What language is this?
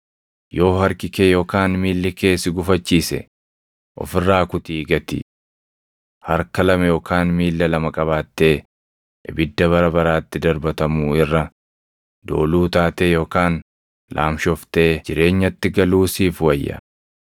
Oromo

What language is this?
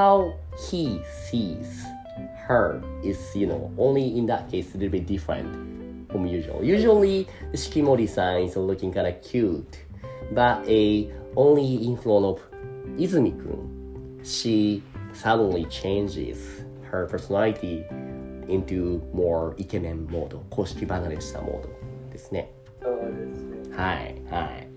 Japanese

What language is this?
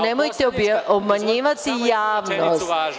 Serbian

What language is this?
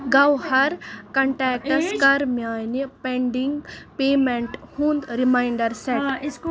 Kashmiri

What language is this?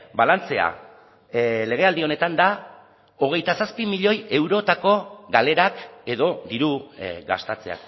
Basque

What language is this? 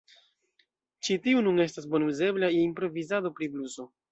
Esperanto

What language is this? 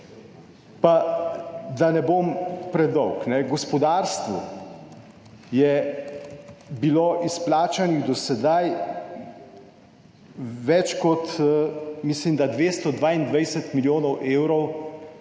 Slovenian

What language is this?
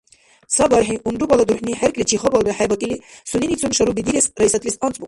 Dargwa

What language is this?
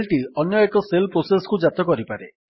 Odia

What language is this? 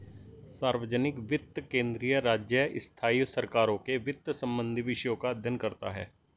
Hindi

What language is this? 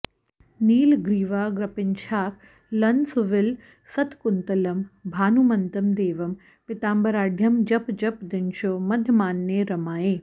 Sanskrit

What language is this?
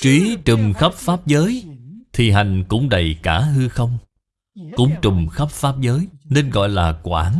Vietnamese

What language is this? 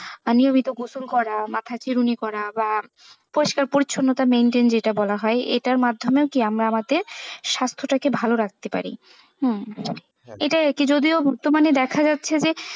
Bangla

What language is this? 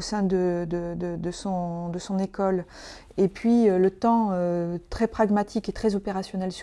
French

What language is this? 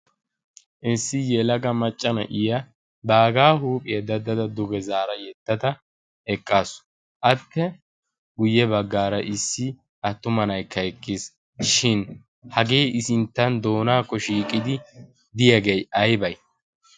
Wolaytta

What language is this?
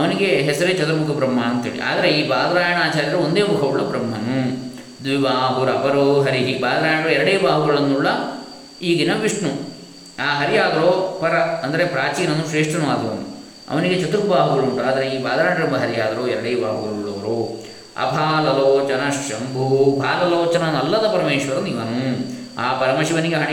Kannada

